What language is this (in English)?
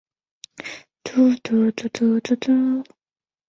Chinese